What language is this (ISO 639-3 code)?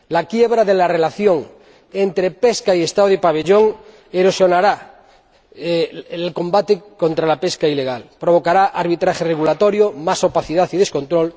spa